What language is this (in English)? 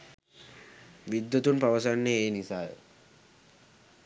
Sinhala